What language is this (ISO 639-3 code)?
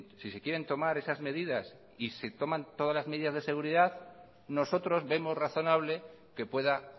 spa